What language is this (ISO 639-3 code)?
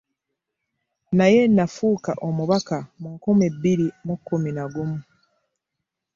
lug